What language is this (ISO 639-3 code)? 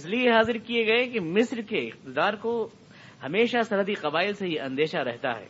urd